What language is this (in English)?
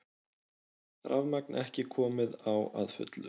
Icelandic